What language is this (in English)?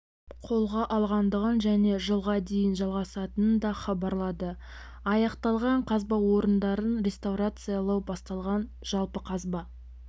Kazakh